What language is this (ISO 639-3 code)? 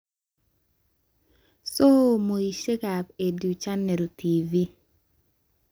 kln